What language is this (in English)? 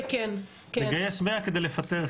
Hebrew